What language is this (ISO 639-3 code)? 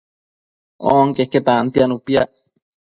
mcf